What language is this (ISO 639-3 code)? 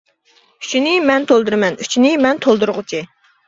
uig